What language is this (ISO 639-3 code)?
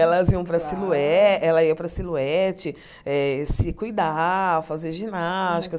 por